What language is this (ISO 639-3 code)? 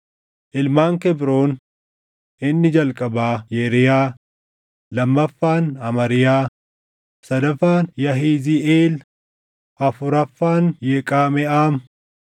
orm